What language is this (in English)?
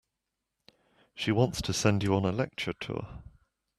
English